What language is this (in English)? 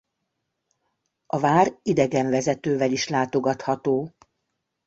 Hungarian